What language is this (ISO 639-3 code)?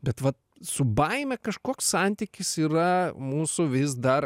lit